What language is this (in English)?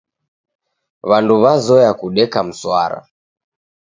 Taita